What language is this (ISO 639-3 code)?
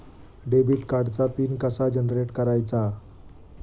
mar